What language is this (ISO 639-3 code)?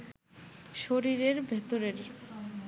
ben